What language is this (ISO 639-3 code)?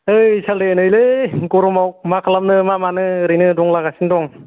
brx